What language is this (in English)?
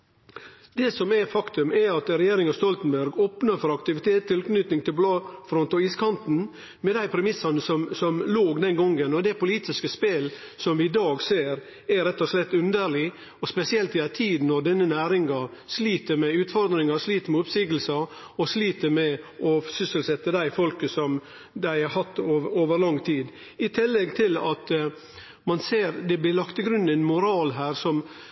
Norwegian Nynorsk